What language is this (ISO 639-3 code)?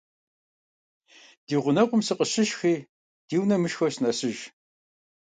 kbd